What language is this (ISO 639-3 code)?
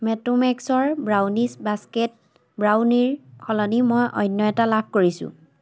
asm